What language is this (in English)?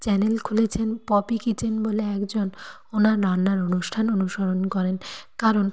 Bangla